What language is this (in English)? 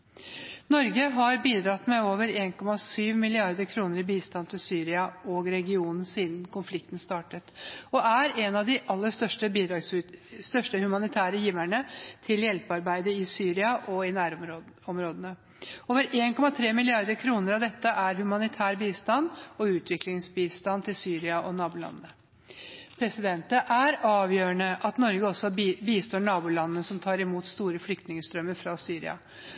Norwegian Bokmål